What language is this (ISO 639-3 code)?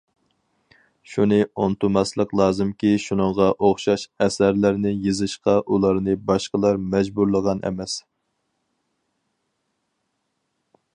uig